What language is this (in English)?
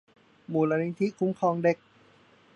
Thai